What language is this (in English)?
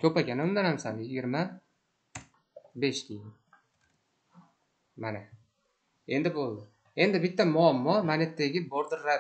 Turkish